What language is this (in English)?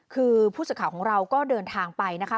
Thai